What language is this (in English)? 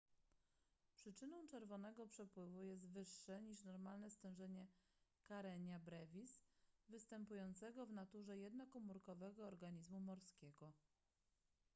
Polish